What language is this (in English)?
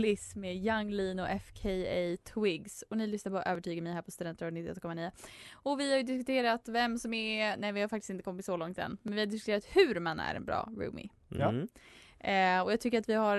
Swedish